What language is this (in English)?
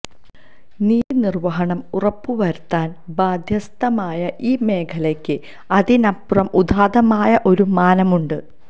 Malayalam